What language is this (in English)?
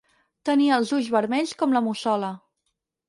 Catalan